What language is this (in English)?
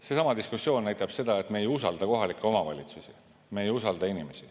Estonian